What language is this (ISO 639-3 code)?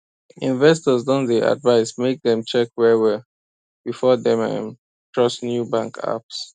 pcm